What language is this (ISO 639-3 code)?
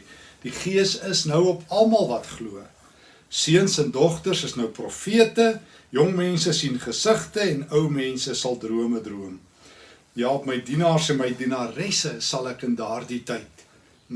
nld